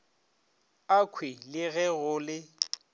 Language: Northern Sotho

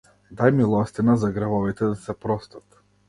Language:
Macedonian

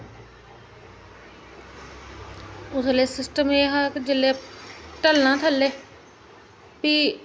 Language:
Dogri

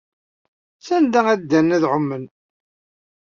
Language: Kabyle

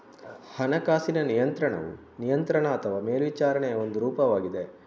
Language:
Kannada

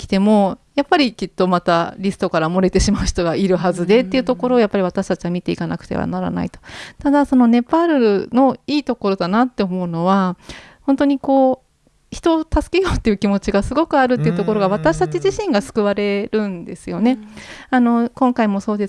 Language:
Japanese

